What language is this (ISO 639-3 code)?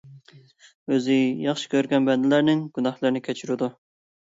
uig